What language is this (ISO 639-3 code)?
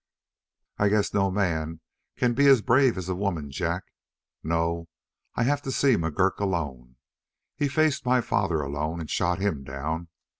eng